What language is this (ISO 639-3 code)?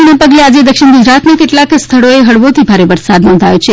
guj